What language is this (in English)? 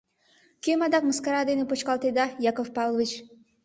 Mari